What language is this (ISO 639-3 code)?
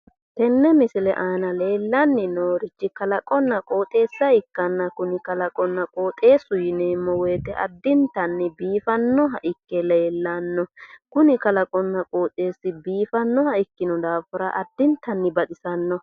sid